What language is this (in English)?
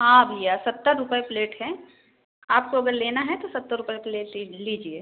Hindi